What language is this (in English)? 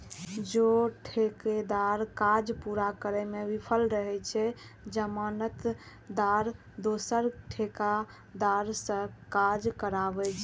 Maithili